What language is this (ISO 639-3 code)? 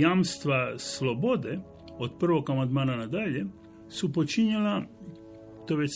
hrv